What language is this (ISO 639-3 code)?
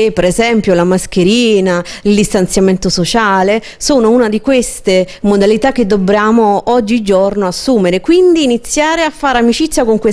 ita